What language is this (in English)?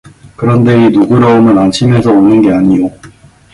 Korean